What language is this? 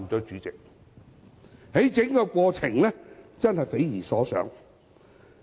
Cantonese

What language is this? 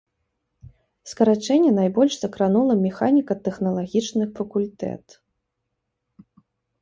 Belarusian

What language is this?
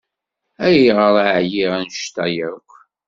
Kabyle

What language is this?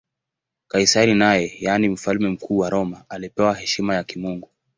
Swahili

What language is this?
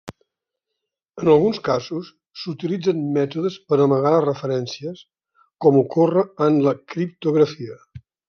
Catalan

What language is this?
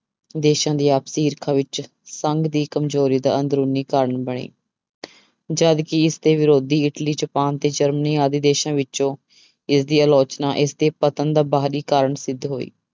Punjabi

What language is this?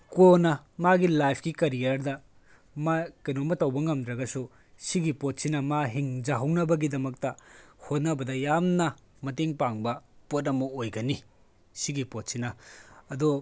Manipuri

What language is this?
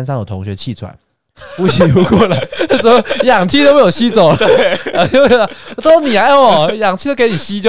Chinese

